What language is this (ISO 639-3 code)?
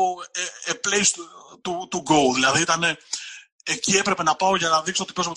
ell